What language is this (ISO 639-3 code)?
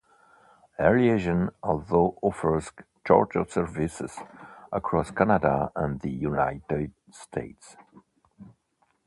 eng